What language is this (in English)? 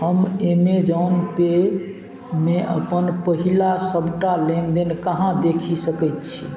Maithili